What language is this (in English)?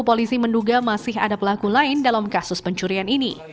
Indonesian